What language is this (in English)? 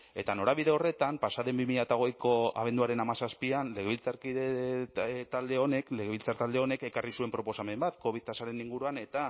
Basque